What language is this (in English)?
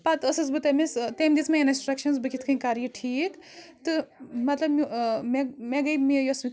Kashmiri